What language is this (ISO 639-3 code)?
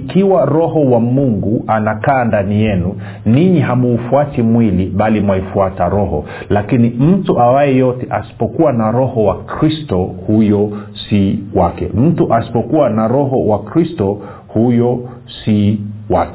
swa